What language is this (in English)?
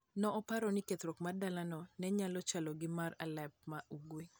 Luo (Kenya and Tanzania)